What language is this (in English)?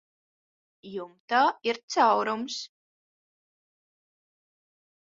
Latvian